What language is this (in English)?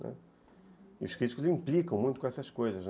Portuguese